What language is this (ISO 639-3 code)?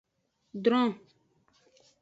ajg